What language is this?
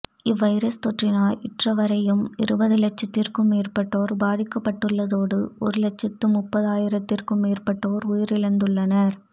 Tamil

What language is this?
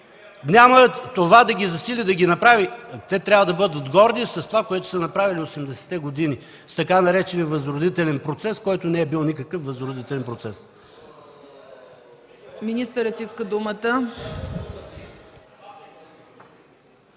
Bulgarian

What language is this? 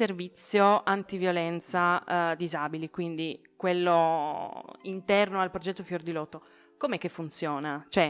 Italian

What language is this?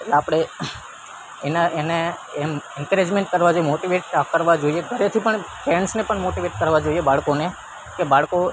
Gujarati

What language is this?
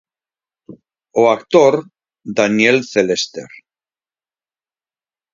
Galician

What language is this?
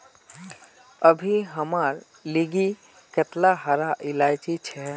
Magahi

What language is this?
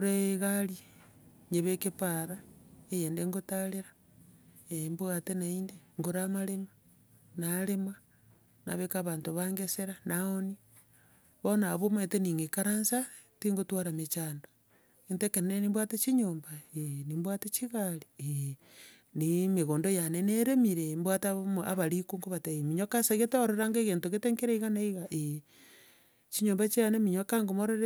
Gusii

